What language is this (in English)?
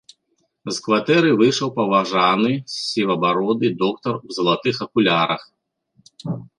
Belarusian